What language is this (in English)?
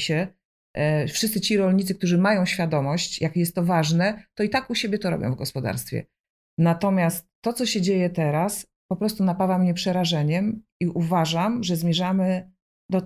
Polish